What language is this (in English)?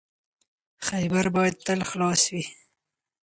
Pashto